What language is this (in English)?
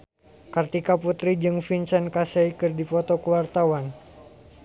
Sundanese